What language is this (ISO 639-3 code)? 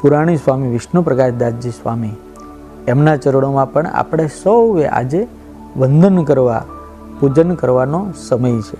guj